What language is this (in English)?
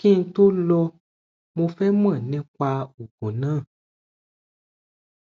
Yoruba